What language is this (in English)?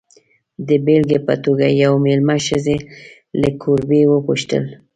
Pashto